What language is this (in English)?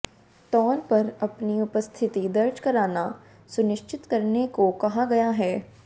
Hindi